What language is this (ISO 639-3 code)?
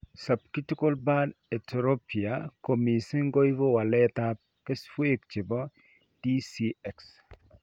kln